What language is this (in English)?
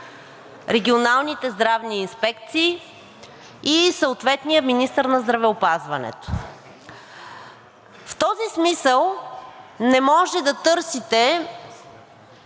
Bulgarian